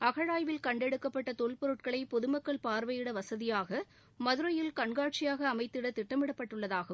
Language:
Tamil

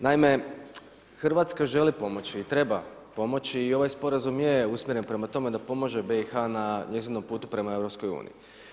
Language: Croatian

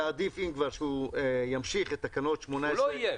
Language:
Hebrew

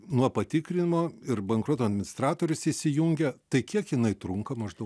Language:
Lithuanian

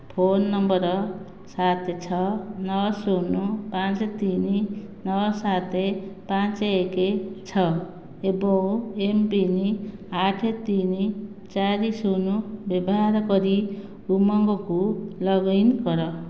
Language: Odia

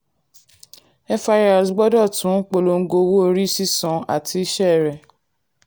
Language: Yoruba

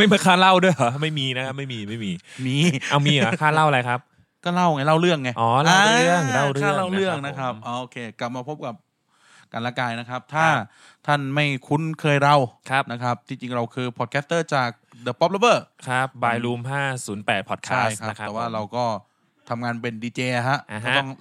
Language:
Thai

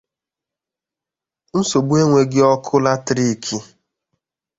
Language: Igbo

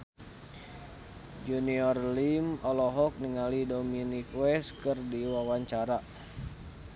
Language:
Sundanese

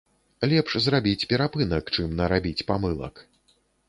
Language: Belarusian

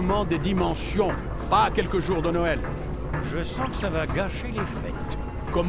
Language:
French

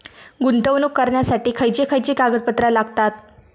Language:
Marathi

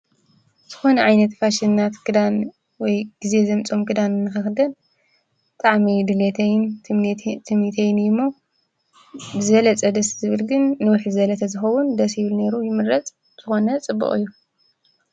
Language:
Tigrinya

